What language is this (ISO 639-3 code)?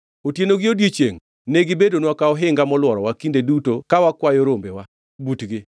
luo